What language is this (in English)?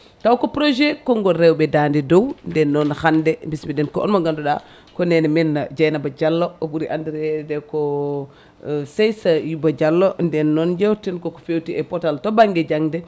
Fula